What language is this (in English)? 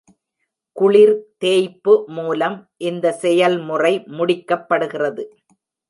Tamil